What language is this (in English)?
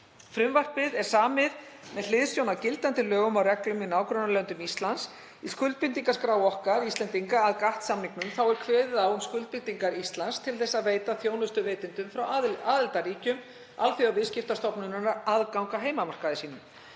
Icelandic